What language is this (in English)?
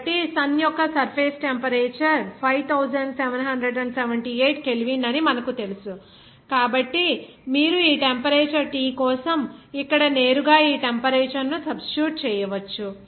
Telugu